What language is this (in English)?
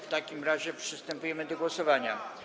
Polish